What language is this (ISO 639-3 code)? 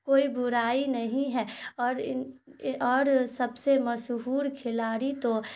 urd